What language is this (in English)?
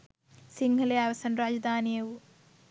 Sinhala